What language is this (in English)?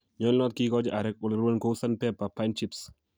Kalenjin